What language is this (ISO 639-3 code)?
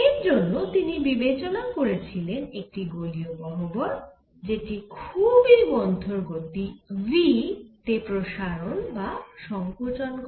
ben